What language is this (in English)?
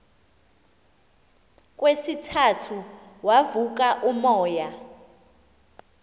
Xhosa